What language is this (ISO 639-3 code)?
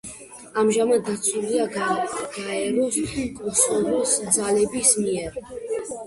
kat